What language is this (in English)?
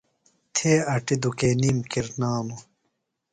Phalura